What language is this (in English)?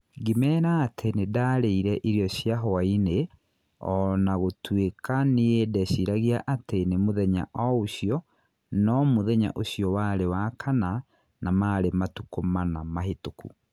Kikuyu